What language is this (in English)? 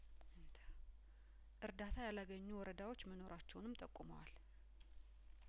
Amharic